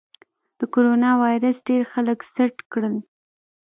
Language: Pashto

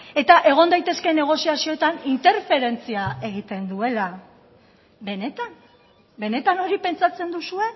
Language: Basque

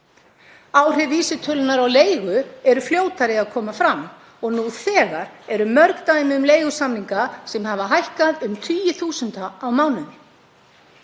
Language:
Icelandic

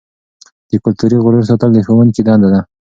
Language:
Pashto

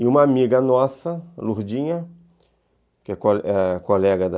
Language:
Portuguese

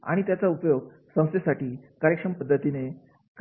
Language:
Marathi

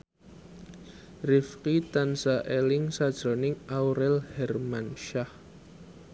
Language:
Javanese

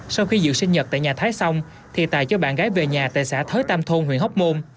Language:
Vietnamese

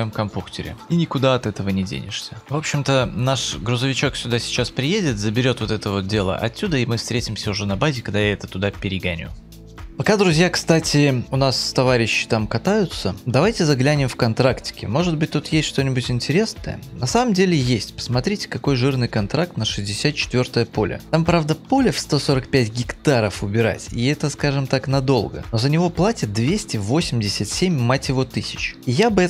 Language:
Russian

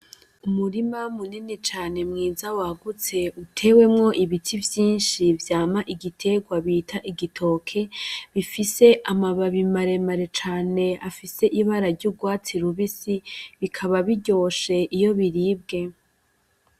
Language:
Rundi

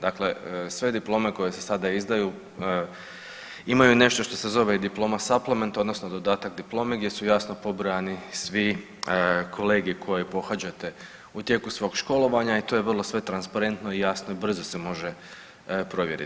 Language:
Croatian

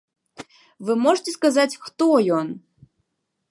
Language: Belarusian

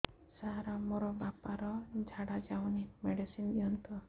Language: Odia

